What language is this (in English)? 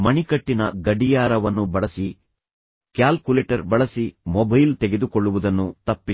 Kannada